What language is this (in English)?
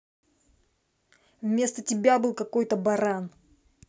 Russian